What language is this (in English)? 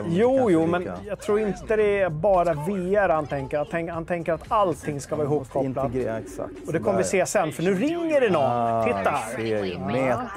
Swedish